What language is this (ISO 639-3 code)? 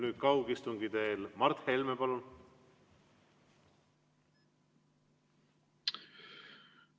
est